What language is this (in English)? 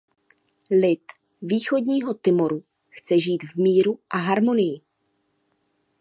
Czech